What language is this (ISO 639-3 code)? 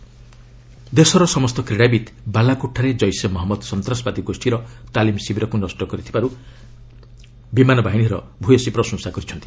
ori